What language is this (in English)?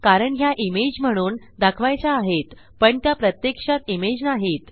Marathi